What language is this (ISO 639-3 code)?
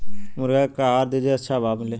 bho